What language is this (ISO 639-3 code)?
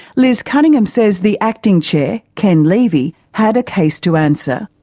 eng